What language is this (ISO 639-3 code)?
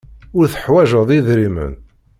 kab